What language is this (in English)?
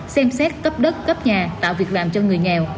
Vietnamese